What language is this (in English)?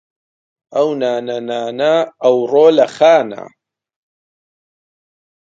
Central Kurdish